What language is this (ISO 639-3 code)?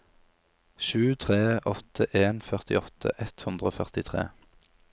nor